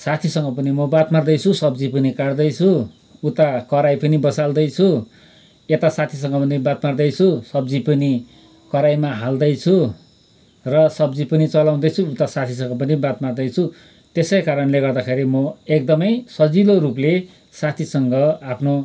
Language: Nepali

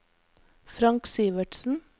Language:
Norwegian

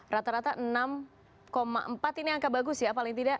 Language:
Indonesian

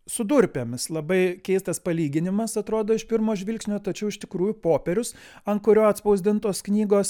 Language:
Lithuanian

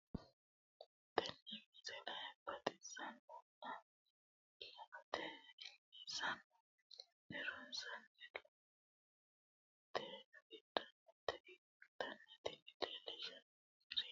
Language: Sidamo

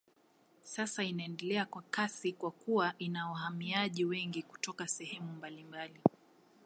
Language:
Swahili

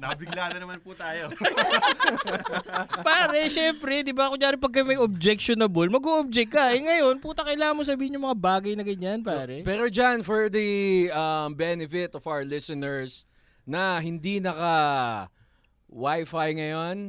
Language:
Filipino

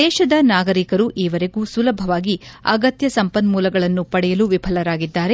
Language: Kannada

